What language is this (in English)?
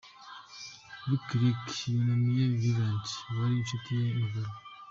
Kinyarwanda